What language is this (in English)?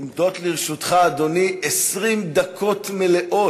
Hebrew